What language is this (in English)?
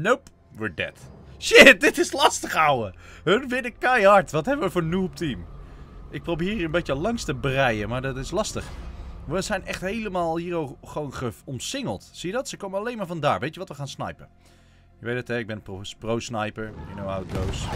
Dutch